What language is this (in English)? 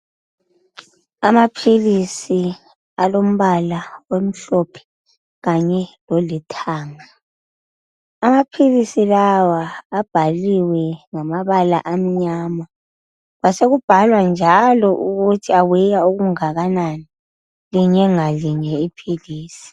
North Ndebele